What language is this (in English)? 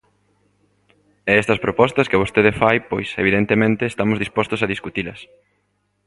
Galician